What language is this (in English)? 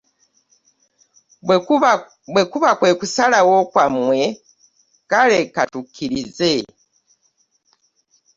Ganda